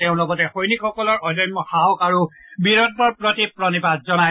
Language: Assamese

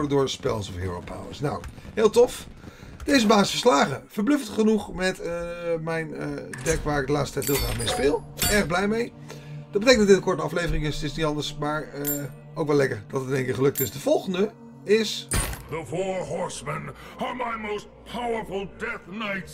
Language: Dutch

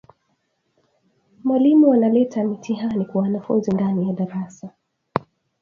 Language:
Swahili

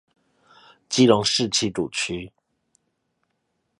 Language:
Chinese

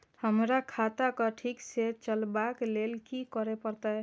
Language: Maithili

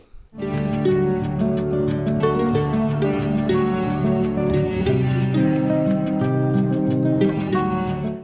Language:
Vietnamese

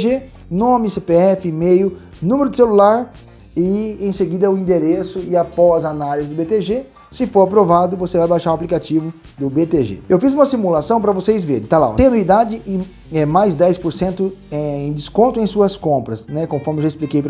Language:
Portuguese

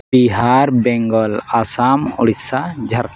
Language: Santali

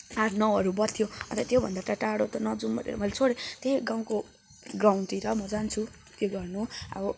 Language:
Nepali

